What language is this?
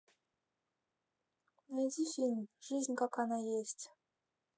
Russian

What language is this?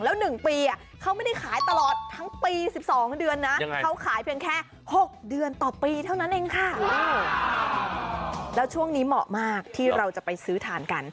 Thai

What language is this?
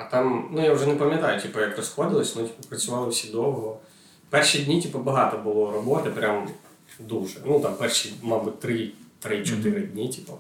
Ukrainian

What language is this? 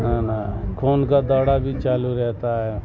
Urdu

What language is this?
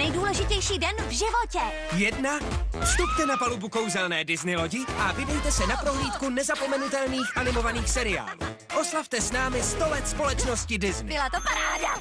Czech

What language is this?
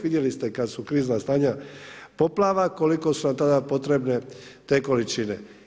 Croatian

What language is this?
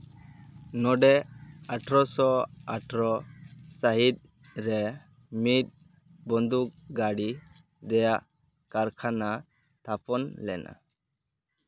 Santali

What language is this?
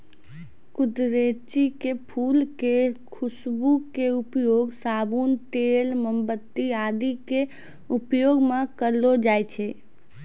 Maithili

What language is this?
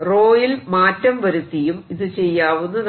Malayalam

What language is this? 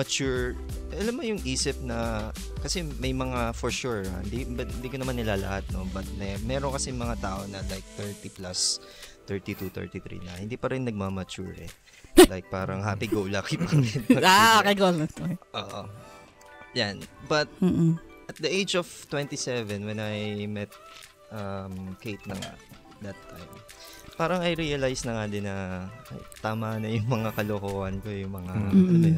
Filipino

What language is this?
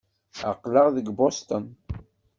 Kabyle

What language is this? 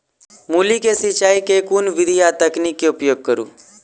Maithili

